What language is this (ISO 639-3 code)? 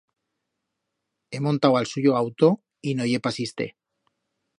arg